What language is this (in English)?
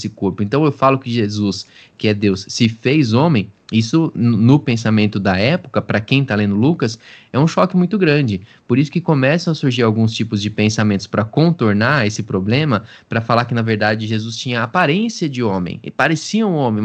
Portuguese